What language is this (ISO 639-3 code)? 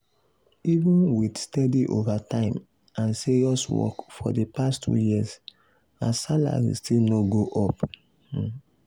pcm